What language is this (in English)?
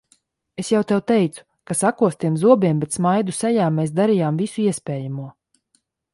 Latvian